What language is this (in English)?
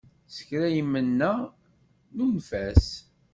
Kabyle